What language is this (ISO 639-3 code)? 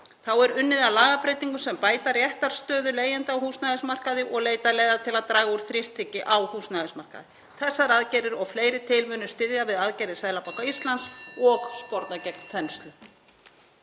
isl